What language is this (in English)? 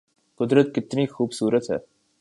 Urdu